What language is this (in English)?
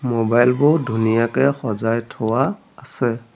Assamese